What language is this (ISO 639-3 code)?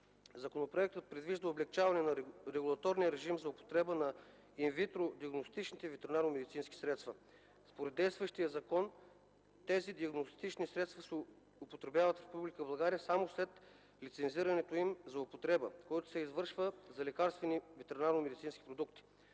bul